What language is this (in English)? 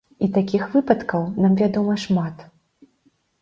Belarusian